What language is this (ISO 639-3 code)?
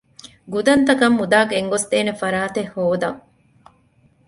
div